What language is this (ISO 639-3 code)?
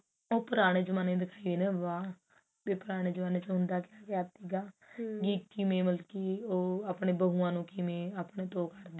pan